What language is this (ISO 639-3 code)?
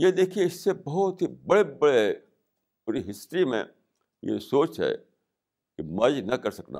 urd